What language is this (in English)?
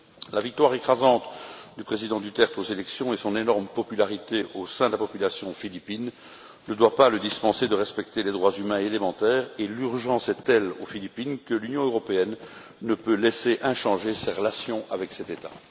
French